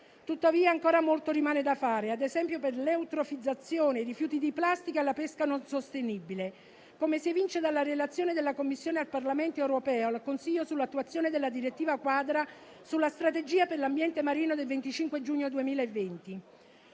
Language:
Italian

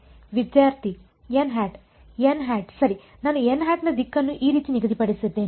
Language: Kannada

